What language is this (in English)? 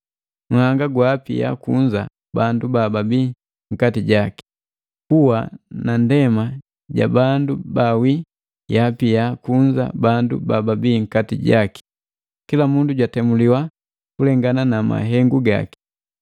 Matengo